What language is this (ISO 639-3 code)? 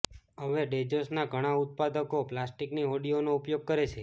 guj